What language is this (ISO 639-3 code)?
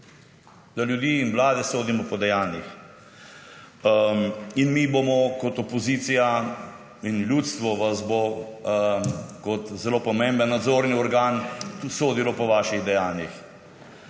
slv